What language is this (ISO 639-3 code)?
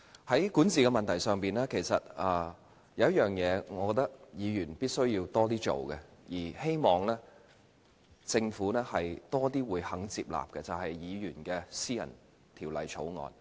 yue